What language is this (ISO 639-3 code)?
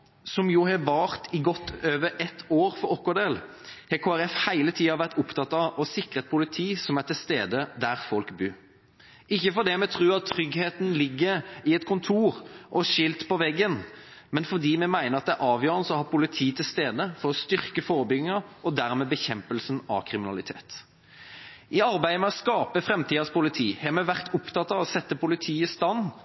nob